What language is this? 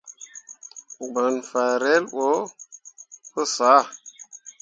Mundang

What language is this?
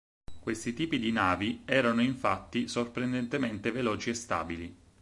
Italian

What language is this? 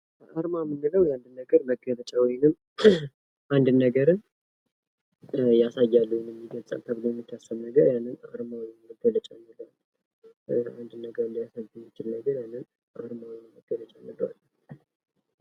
Amharic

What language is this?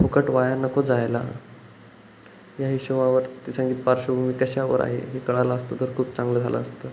Marathi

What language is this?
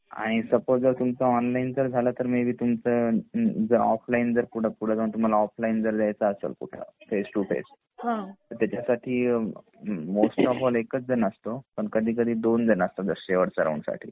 Marathi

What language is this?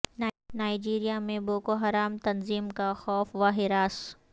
Urdu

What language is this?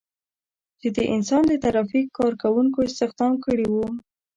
Pashto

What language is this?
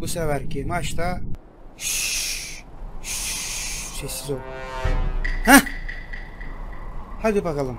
Turkish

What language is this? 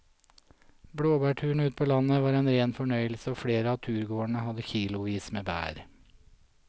Norwegian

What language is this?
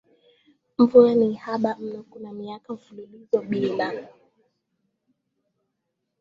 Swahili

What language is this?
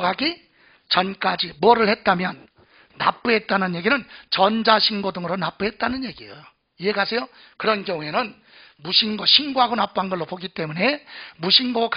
Korean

